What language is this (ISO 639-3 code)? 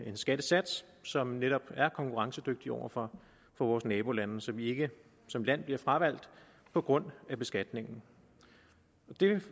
dan